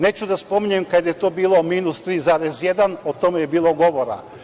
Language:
Serbian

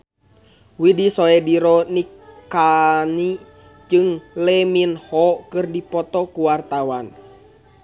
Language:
Sundanese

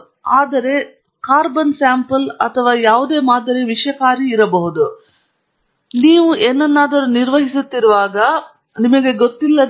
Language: Kannada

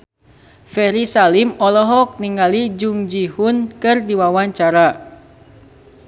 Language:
Sundanese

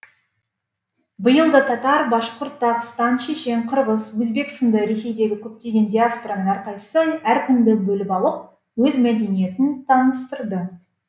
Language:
Kazakh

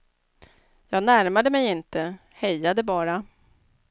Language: Swedish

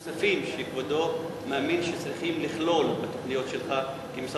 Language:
Hebrew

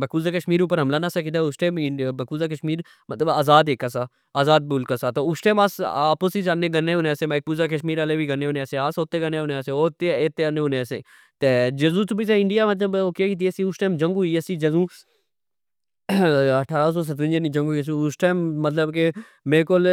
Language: Pahari-Potwari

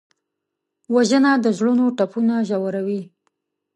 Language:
Pashto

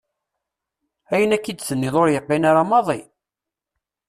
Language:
Kabyle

